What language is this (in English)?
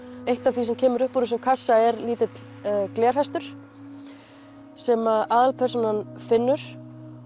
Icelandic